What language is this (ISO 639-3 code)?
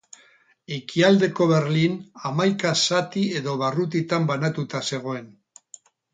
eus